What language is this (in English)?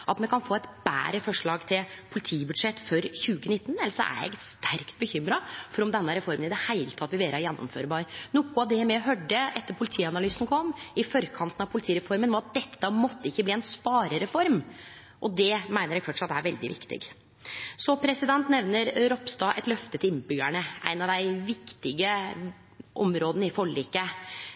Norwegian Nynorsk